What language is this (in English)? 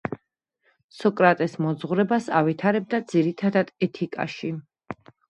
Georgian